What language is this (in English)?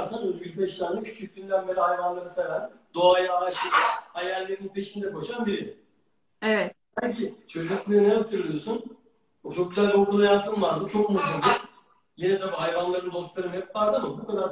Turkish